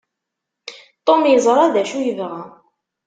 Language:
Kabyle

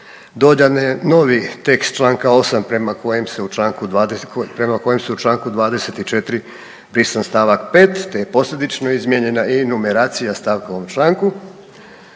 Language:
Croatian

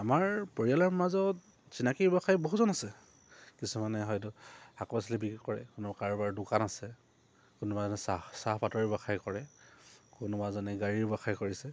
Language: Assamese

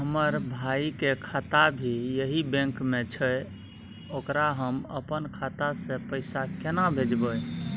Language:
Maithili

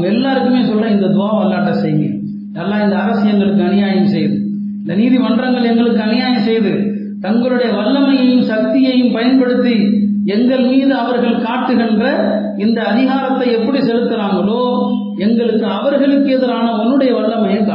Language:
Tamil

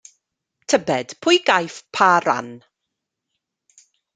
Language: Welsh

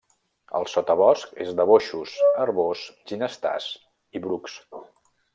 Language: Catalan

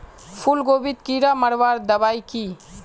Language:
Magahi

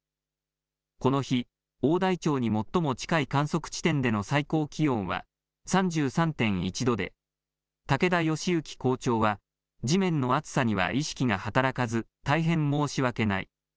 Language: Japanese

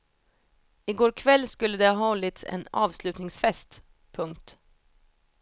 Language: Swedish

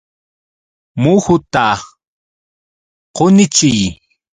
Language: Yauyos Quechua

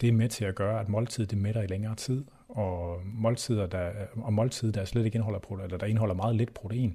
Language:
Danish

